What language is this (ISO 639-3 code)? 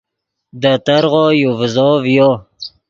ydg